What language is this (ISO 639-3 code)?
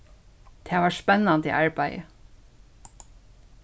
fao